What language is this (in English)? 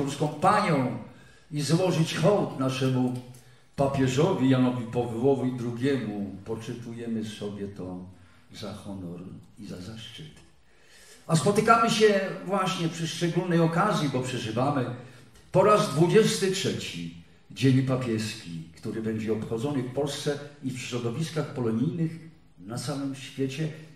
Polish